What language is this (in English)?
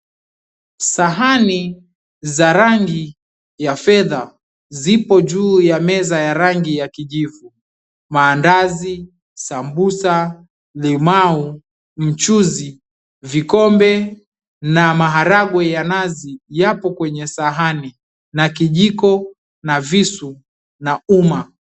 Swahili